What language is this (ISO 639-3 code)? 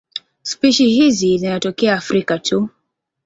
swa